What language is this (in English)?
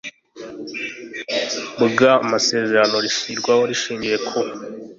Kinyarwanda